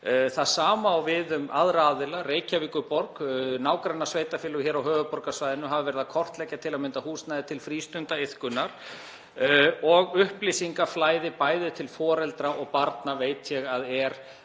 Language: Icelandic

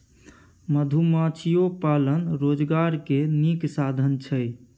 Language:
Maithili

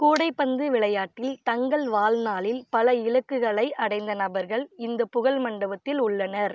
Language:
Tamil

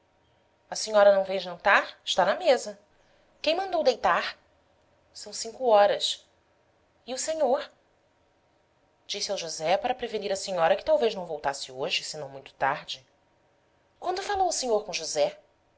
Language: Portuguese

